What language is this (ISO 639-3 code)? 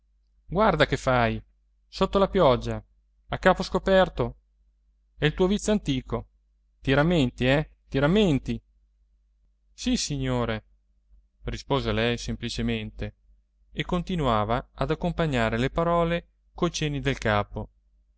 ita